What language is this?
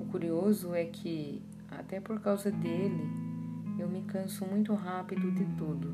Portuguese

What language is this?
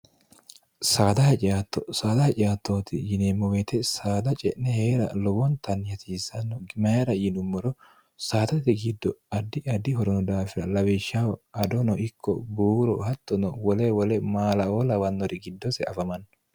Sidamo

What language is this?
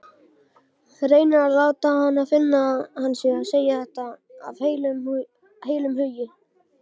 Icelandic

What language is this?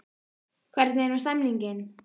Icelandic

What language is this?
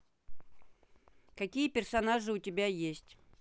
Russian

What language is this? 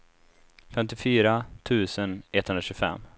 Swedish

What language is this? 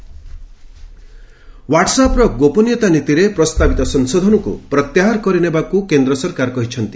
Odia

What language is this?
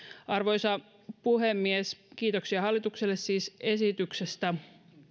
Finnish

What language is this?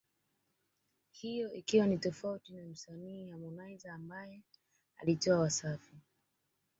Swahili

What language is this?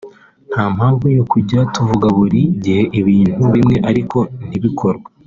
Kinyarwanda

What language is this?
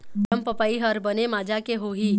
Chhattisgarhi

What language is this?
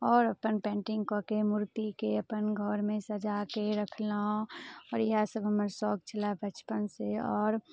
Maithili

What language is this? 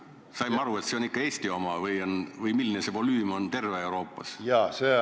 Estonian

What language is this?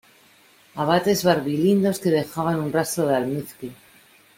Spanish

